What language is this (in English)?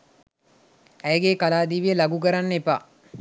Sinhala